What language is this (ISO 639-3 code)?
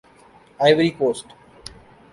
urd